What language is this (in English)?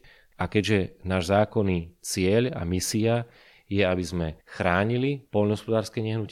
Slovak